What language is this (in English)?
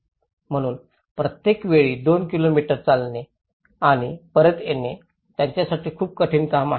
Marathi